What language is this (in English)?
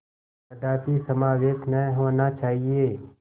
Hindi